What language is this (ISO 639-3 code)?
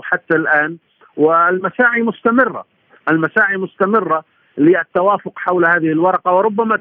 ara